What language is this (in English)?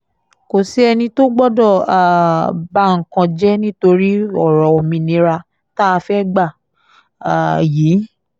Yoruba